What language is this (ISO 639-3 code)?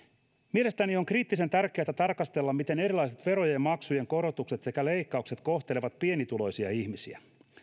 fin